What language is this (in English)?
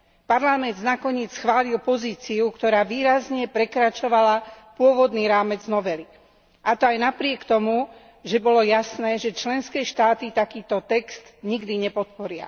Slovak